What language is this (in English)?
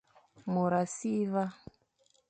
Fang